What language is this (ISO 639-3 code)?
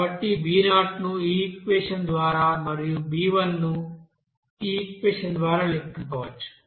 tel